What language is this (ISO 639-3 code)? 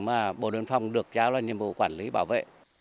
vie